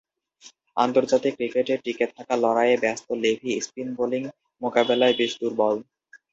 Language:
Bangla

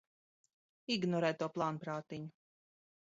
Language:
Latvian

